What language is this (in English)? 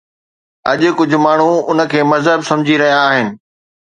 Sindhi